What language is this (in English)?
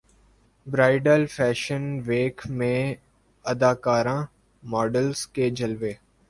Urdu